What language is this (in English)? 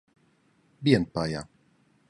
Romansh